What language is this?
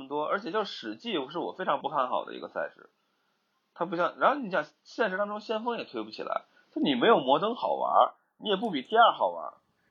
Chinese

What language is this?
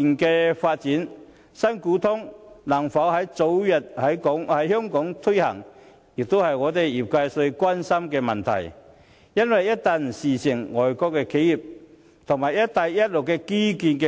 Cantonese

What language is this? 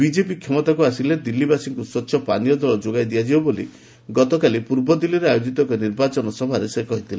Odia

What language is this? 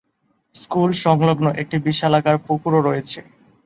Bangla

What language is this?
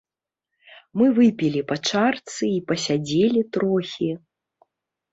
Belarusian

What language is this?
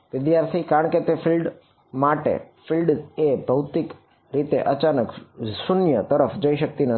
Gujarati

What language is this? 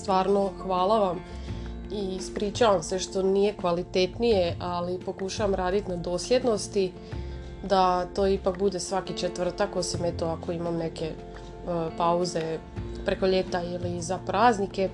Croatian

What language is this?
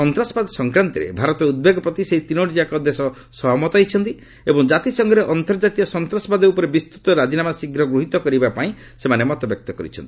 Odia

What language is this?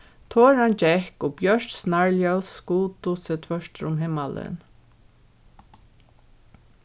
Faroese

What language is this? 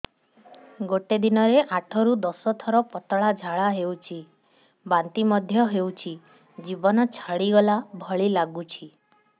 Odia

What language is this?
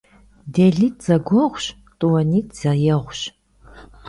Kabardian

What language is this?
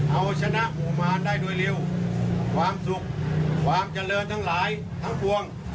Thai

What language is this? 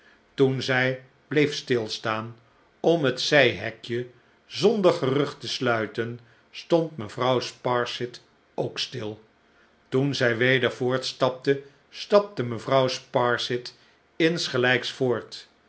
Dutch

